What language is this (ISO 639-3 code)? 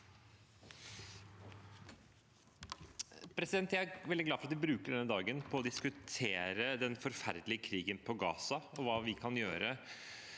nor